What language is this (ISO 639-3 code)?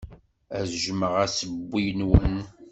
kab